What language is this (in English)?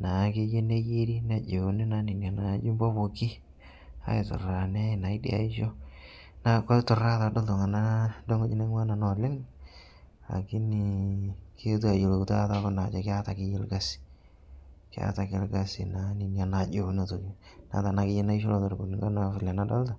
Masai